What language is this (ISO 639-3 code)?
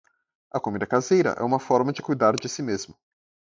por